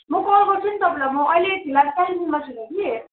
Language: Nepali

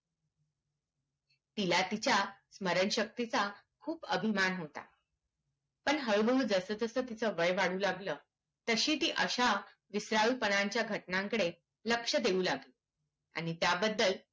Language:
Marathi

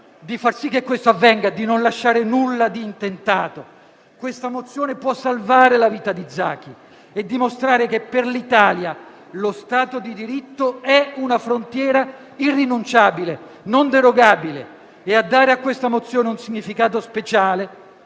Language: Italian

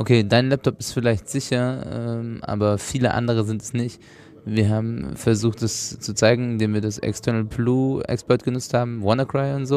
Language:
German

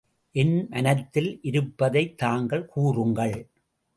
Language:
Tamil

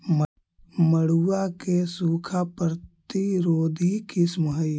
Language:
Magahi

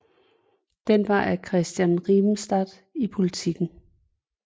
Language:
Danish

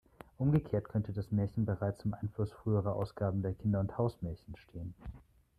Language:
German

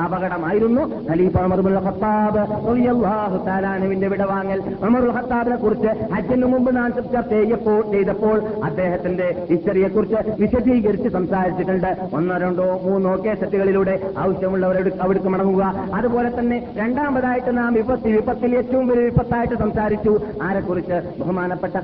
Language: Malayalam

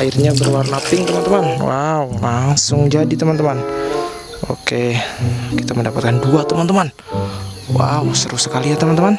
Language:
Indonesian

